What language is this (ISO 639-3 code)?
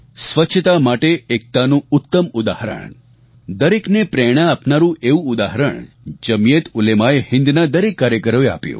guj